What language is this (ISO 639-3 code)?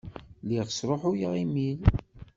kab